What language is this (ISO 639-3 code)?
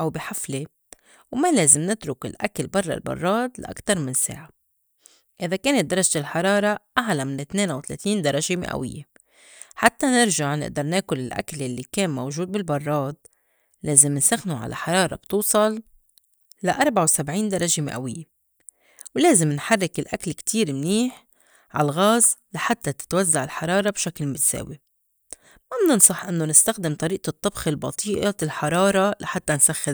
apc